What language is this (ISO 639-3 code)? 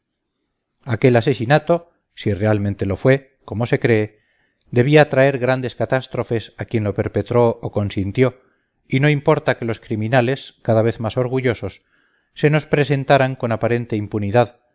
spa